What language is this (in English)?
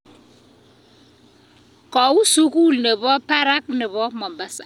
Kalenjin